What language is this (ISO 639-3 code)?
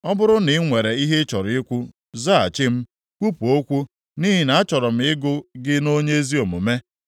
ibo